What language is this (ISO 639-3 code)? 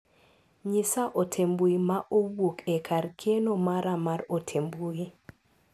luo